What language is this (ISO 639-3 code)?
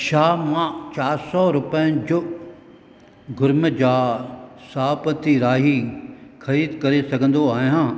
snd